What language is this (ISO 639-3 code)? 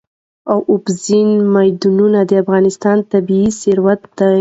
pus